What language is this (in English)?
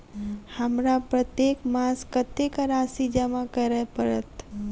Maithili